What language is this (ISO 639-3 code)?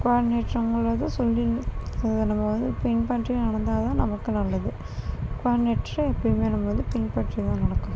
tam